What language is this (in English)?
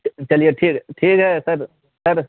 Urdu